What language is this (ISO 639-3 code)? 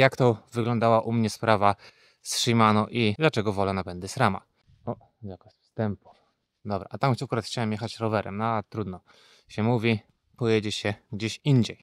pol